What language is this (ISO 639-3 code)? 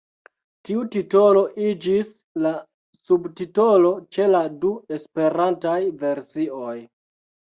epo